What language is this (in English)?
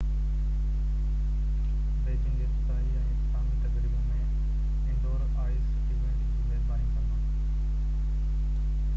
Sindhi